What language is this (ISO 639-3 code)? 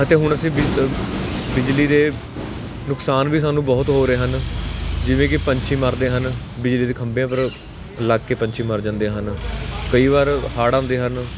pan